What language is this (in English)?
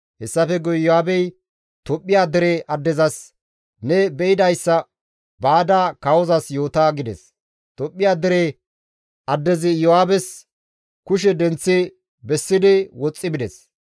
Gamo